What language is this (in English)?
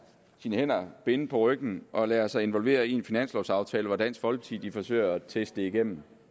Danish